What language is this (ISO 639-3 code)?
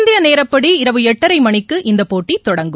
tam